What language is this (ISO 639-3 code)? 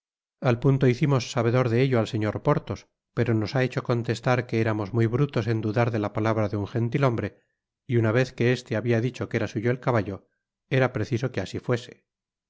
spa